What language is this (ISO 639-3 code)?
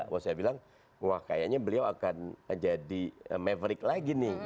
ind